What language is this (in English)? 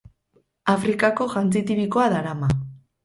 Basque